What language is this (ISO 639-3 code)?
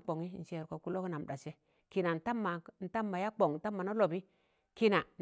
tan